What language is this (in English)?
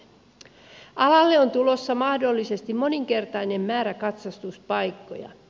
Finnish